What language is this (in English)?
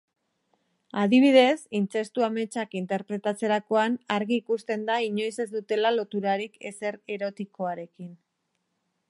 Basque